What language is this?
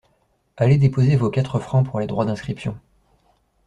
French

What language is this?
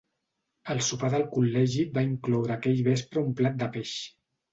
Catalan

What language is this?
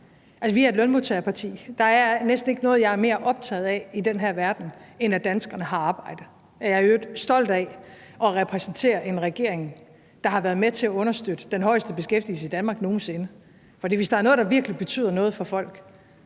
Danish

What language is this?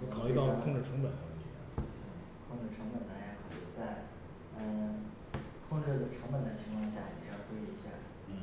Chinese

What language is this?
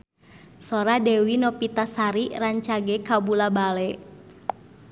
Sundanese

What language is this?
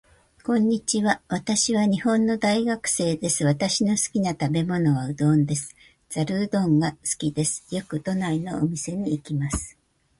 Japanese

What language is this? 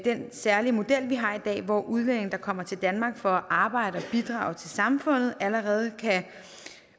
Danish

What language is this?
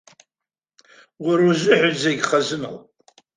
Abkhazian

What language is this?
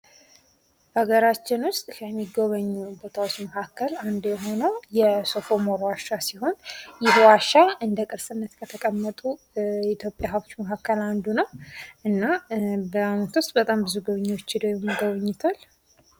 Amharic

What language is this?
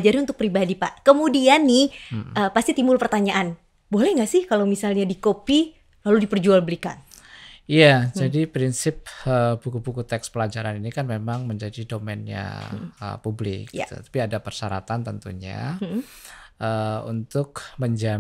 Indonesian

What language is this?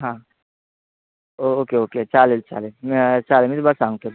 Marathi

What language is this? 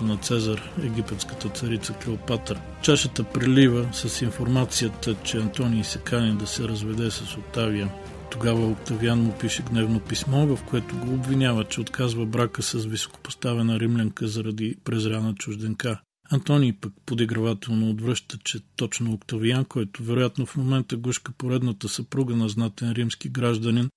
Bulgarian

